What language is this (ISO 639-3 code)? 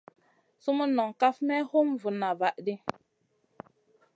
mcn